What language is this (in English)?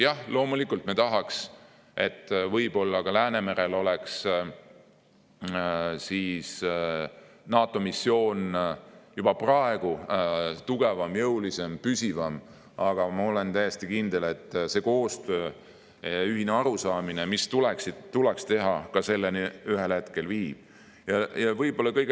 Estonian